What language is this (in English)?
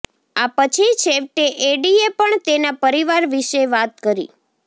Gujarati